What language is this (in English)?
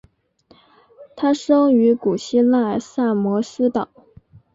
Chinese